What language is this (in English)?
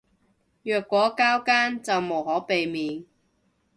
Cantonese